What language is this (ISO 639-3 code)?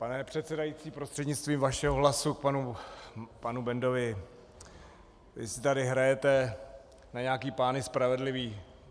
ces